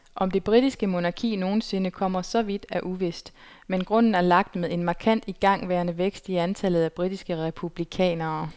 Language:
Danish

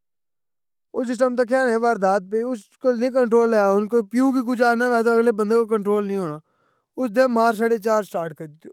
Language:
Pahari-Potwari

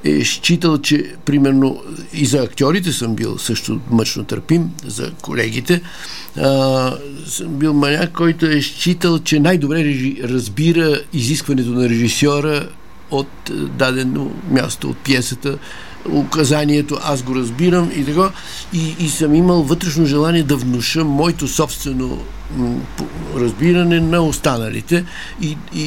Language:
Bulgarian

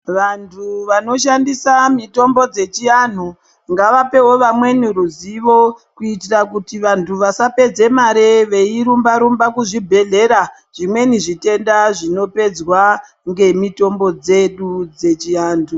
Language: Ndau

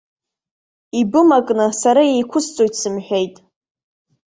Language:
Abkhazian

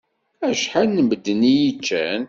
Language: Kabyle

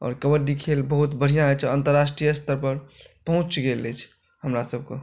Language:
Maithili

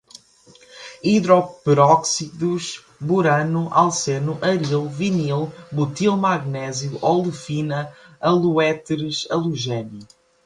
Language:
Portuguese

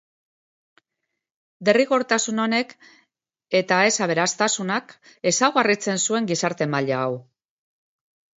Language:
Basque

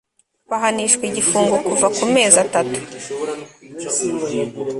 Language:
Kinyarwanda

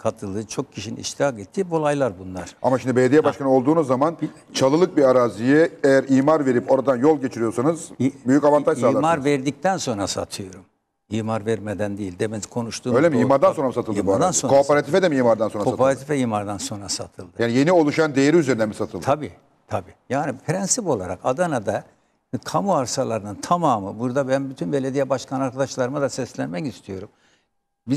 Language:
Turkish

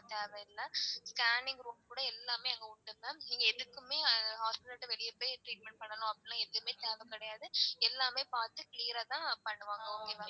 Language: Tamil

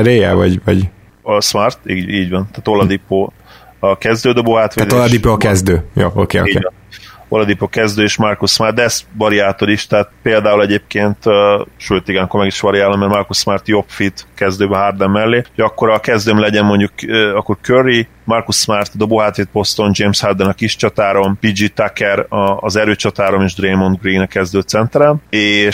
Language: Hungarian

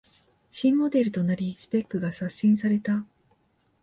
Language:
Japanese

